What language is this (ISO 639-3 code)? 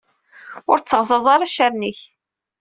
kab